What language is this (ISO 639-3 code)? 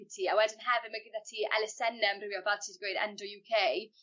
cym